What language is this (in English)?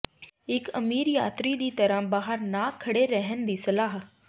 Punjabi